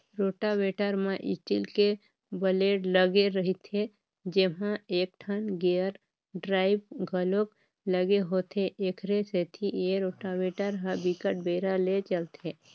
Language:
Chhattisgarhi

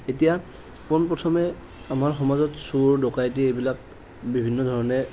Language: Assamese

